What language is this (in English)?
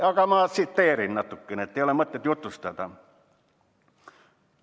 Estonian